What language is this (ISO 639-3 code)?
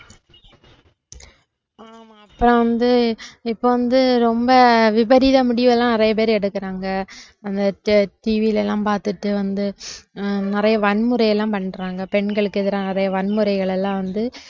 tam